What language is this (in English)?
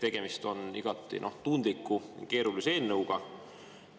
Estonian